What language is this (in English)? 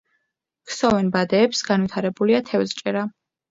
Georgian